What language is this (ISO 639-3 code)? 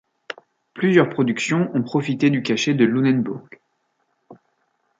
fra